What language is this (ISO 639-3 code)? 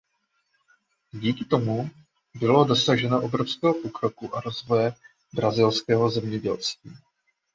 ces